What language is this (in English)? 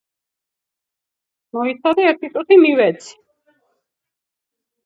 Georgian